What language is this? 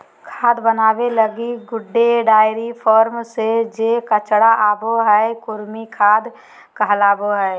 Magahi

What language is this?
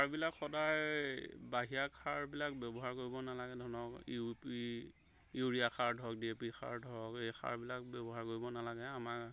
Assamese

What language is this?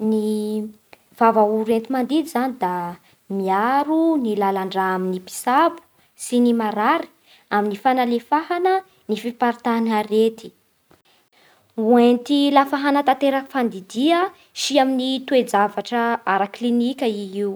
Bara Malagasy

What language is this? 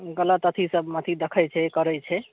Maithili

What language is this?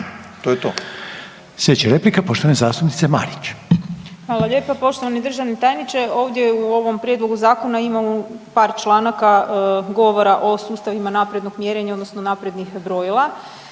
Croatian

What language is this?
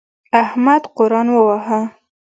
Pashto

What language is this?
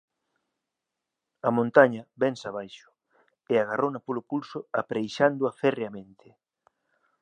Galician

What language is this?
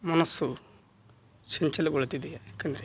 Kannada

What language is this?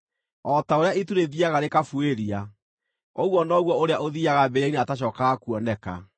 Kikuyu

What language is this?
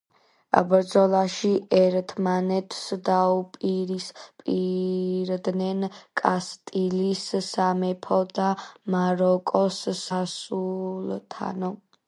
Georgian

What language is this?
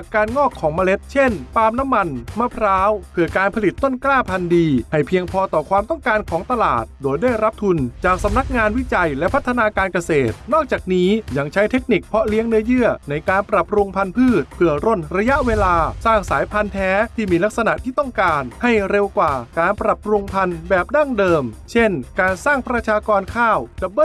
Thai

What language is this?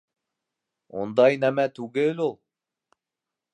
Bashkir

